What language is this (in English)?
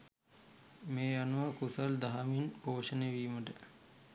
Sinhala